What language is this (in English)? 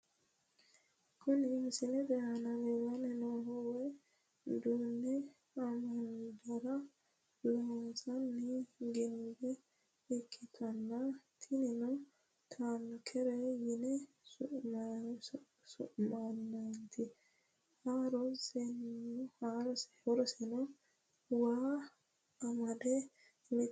Sidamo